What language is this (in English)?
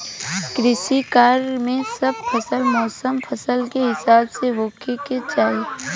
Bhojpuri